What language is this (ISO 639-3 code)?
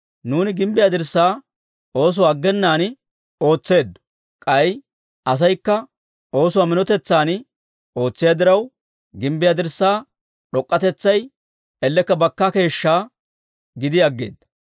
dwr